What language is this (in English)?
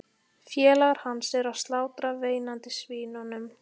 Icelandic